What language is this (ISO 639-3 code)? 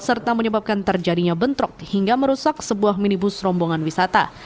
ind